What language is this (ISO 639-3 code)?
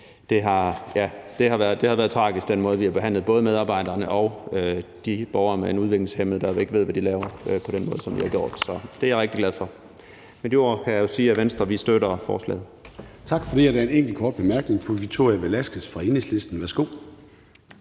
dan